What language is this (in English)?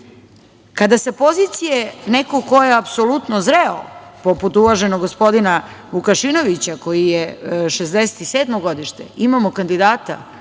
Serbian